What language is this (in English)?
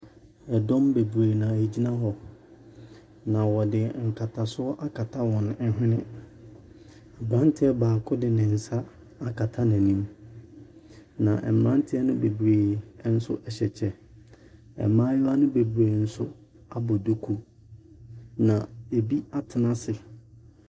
Akan